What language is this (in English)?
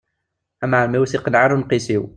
Kabyle